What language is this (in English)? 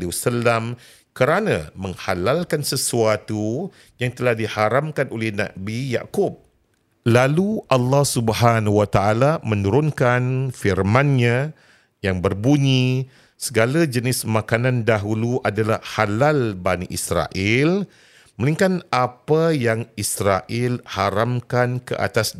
Malay